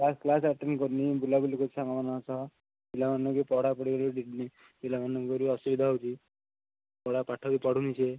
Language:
Odia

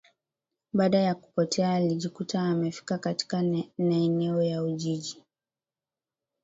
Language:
Swahili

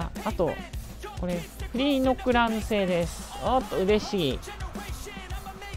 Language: Japanese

